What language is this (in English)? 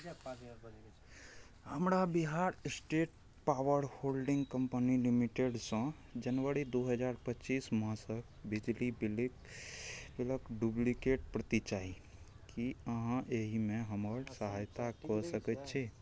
Maithili